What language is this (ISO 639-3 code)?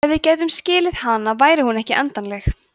isl